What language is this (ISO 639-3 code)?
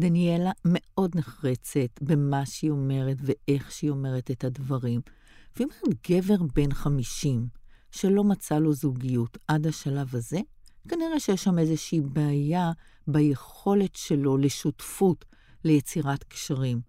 heb